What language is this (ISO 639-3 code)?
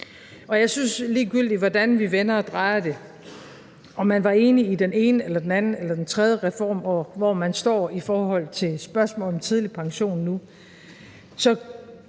dan